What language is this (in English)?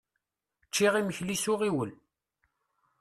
Kabyle